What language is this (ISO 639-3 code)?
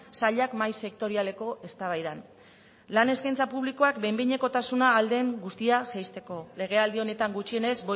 eus